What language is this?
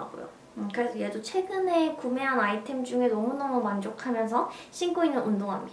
Korean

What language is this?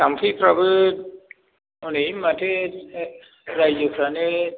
Bodo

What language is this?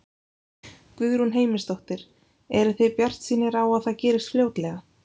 Icelandic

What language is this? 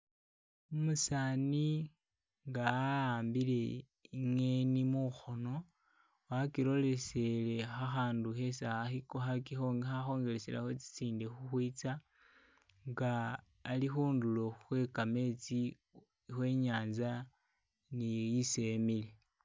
Masaaba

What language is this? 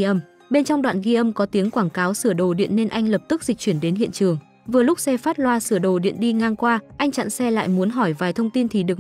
Vietnamese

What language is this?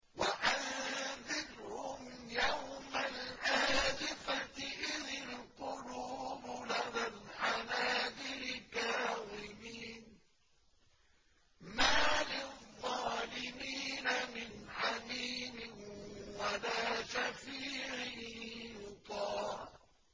Arabic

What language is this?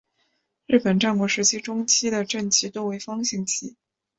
Chinese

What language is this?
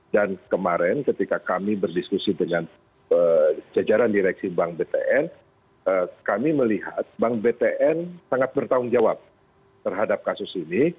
Indonesian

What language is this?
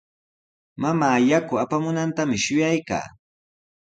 Sihuas Ancash Quechua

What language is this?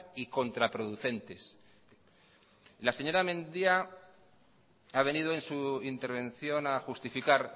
Spanish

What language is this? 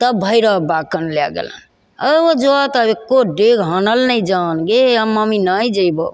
Maithili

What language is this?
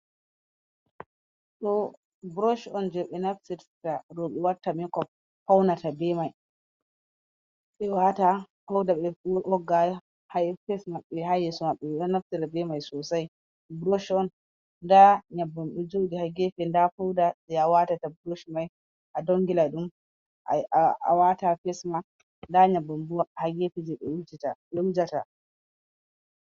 Fula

